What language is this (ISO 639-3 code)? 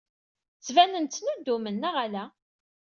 kab